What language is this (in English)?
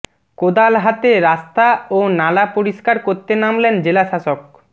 Bangla